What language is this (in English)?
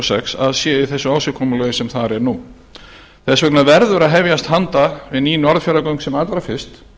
Icelandic